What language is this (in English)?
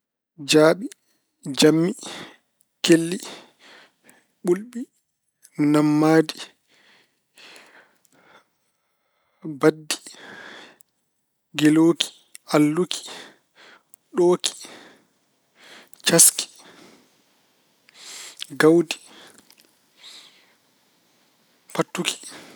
Fula